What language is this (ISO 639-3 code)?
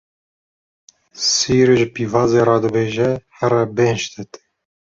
kur